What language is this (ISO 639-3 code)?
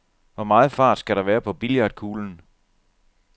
dan